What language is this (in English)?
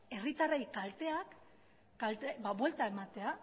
Basque